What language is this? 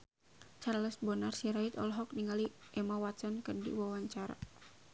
Sundanese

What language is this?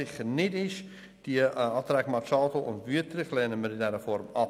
Swiss German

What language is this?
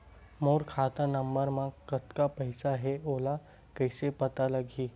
Chhattisgarhi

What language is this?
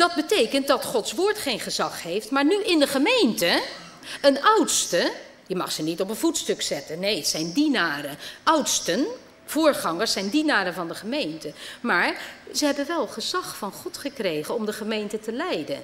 Dutch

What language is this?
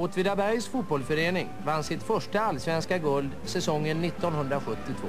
Swedish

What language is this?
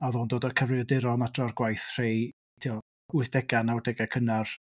Welsh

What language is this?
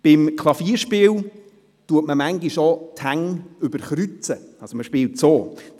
Swiss German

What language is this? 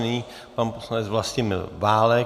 Czech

